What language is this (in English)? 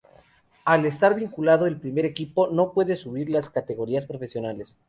Spanish